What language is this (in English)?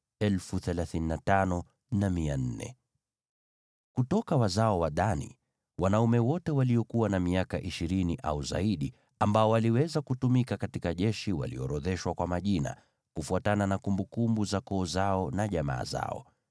Swahili